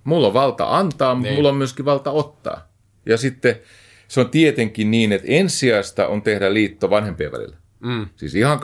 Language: Finnish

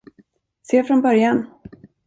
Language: Swedish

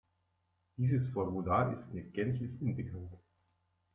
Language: German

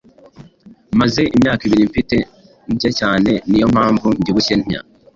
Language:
Kinyarwanda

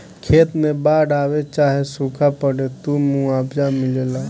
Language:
Bhojpuri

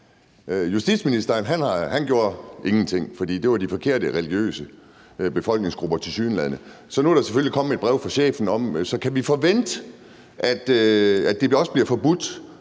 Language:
Danish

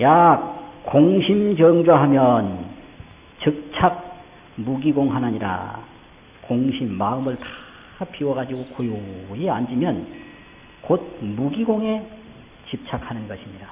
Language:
Korean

